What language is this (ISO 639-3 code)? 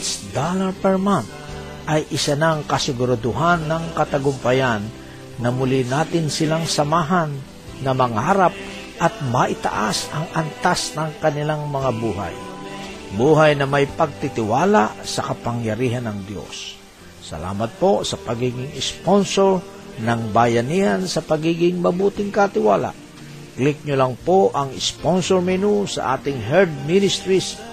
fil